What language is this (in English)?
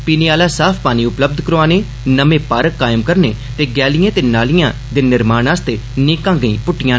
Dogri